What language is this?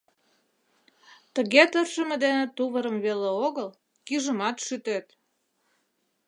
Mari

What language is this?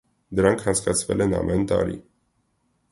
Armenian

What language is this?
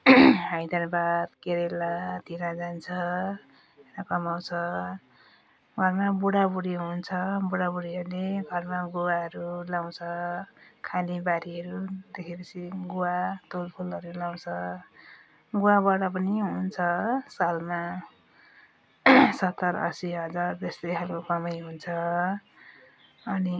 Nepali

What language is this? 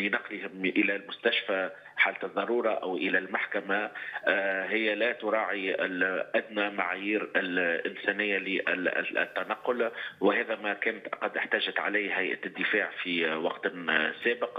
Arabic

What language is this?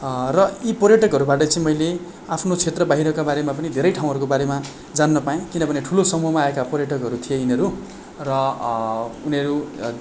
Nepali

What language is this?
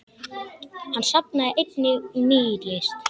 Icelandic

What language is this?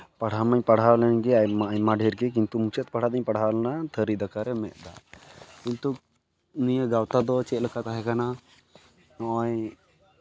Santali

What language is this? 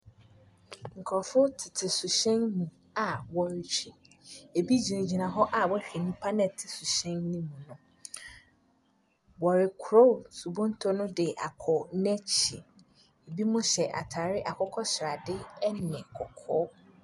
Akan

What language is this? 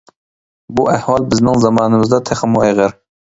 Uyghur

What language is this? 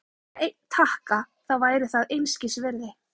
Icelandic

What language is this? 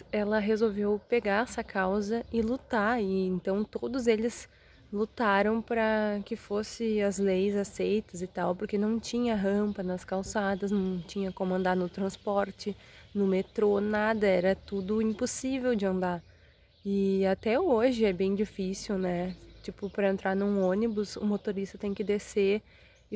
Portuguese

